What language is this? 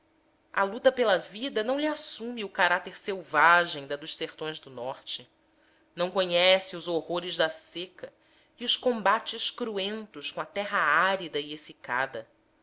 Portuguese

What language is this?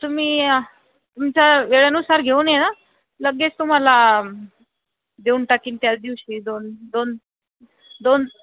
Marathi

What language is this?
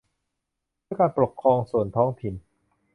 Thai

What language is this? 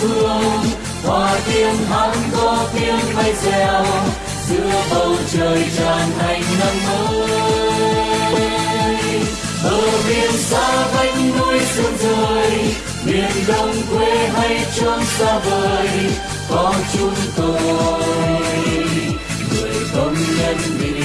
Vietnamese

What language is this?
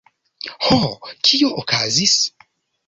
Esperanto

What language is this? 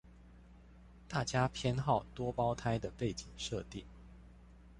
Chinese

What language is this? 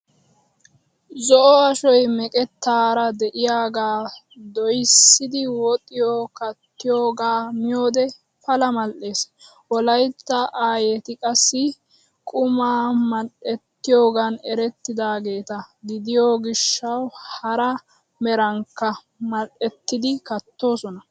Wolaytta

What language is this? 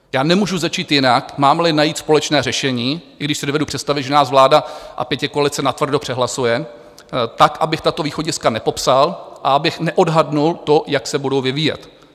Czech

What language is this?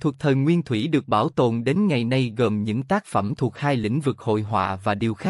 Vietnamese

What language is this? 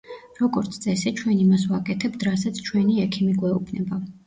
Georgian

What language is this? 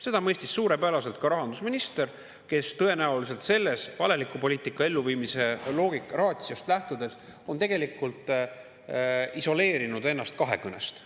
Estonian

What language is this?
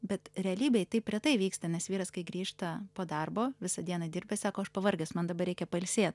Lithuanian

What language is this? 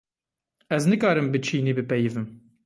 Kurdish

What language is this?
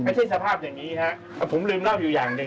Thai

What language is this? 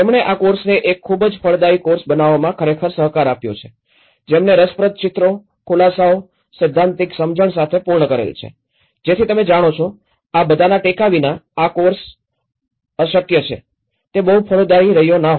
Gujarati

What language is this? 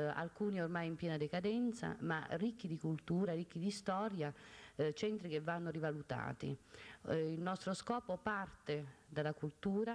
Italian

